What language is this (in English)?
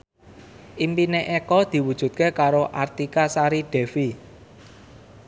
Javanese